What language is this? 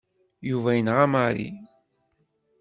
Kabyle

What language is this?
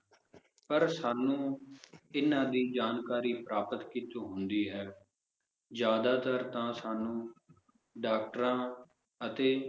Punjabi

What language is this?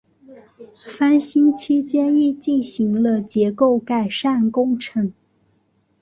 Chinese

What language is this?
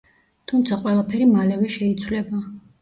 Georgian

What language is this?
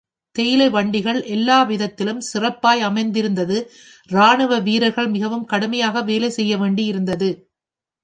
Tamil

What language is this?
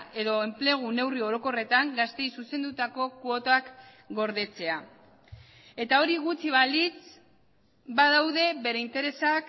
Basque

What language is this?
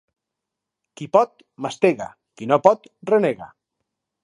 Catalan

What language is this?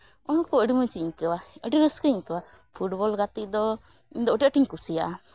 Santali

